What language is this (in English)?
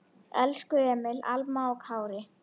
Icelandic